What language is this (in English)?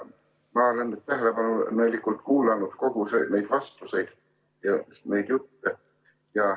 Estonian